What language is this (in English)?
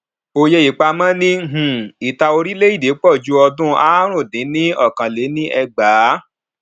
Yoruba